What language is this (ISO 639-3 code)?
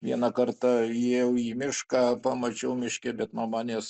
lit